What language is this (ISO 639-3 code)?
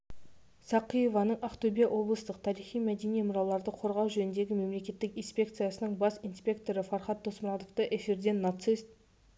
kaz